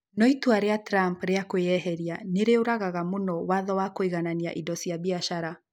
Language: Kikuyu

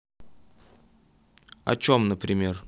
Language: Russian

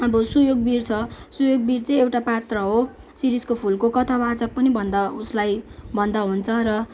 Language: Nepali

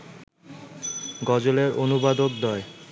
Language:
Bangla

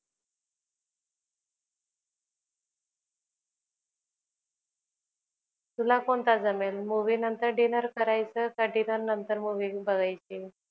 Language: Marathi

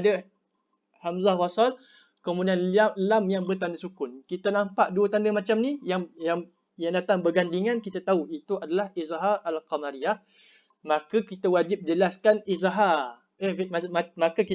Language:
Malay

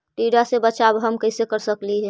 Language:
Magahi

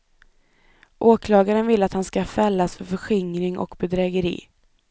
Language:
Swedish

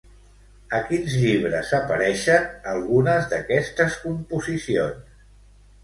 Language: Catalan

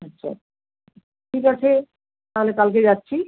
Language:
Bangla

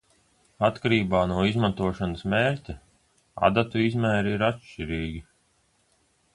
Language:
Latvian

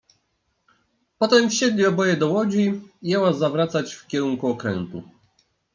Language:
Polish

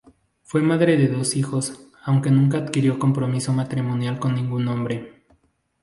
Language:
Spanish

